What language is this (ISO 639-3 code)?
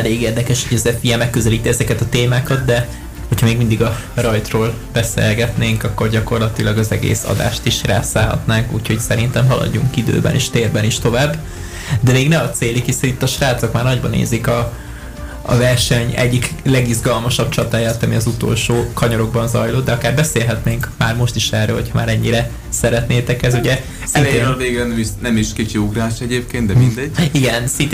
hun